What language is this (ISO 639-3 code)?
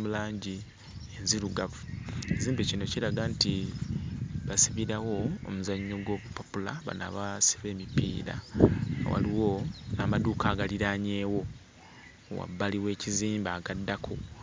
lug